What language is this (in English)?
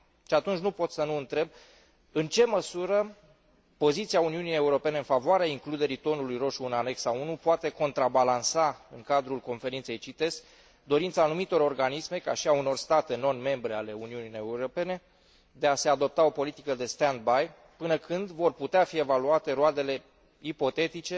Romanian